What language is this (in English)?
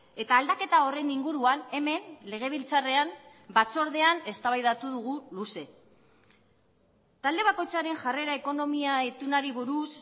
Basque